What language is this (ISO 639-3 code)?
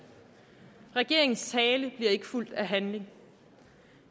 dan